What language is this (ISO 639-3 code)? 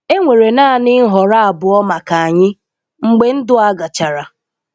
ibo